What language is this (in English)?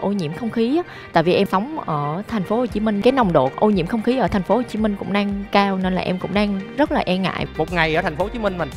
Vietnamese